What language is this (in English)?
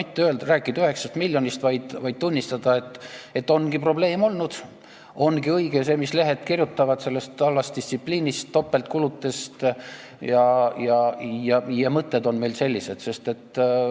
Estonian